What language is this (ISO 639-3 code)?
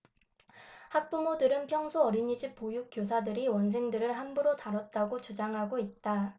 kor